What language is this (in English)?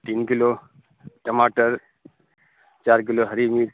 Urdu